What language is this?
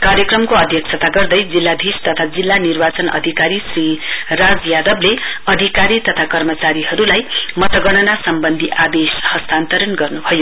Nepali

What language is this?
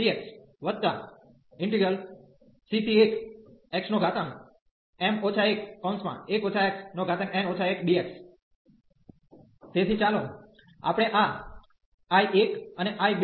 Gujarati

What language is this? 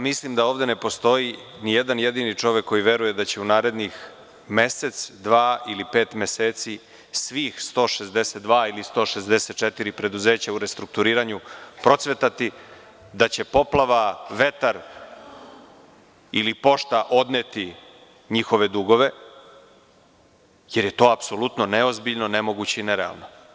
Serbian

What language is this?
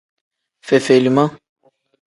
Tem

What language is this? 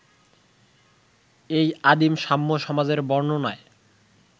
Bangla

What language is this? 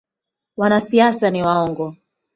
Swahili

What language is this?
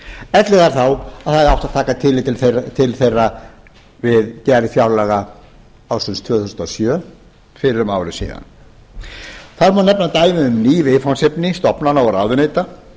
Icelandic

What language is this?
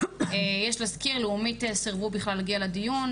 Hebrew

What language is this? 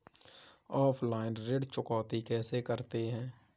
Hindi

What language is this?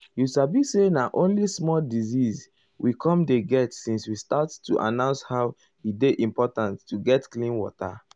Nigerian Pidgin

